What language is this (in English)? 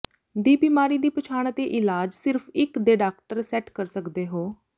Punjabi